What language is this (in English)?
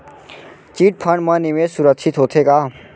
Chhattisgarhi